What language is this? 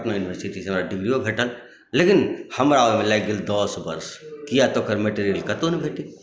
Maithili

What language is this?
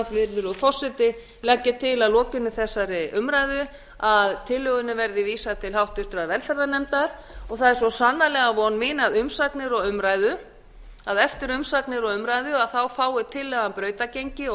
Icelandic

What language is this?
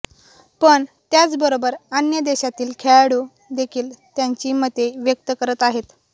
Marathi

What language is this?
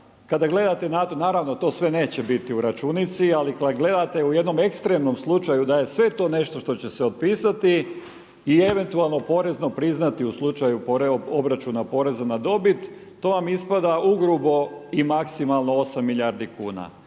Croatian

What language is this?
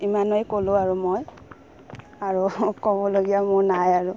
Assamese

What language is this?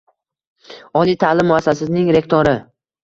Uzbek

